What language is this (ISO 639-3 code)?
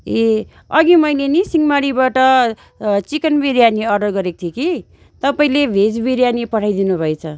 nep